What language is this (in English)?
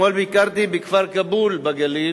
Hebrew